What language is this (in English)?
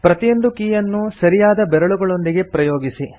Kannada